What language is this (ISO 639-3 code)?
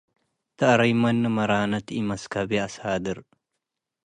tig